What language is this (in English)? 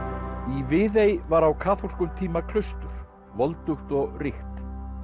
Icelandic